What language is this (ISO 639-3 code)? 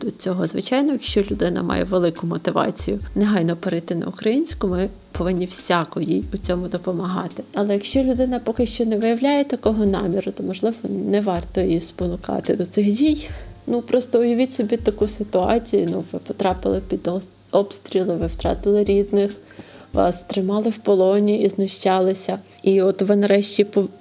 ukr